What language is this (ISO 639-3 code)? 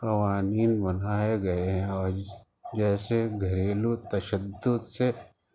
urd